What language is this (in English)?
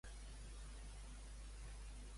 Catalan